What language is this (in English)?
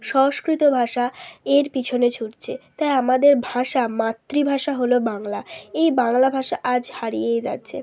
Bangla